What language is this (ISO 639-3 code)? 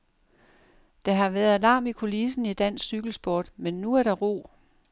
dan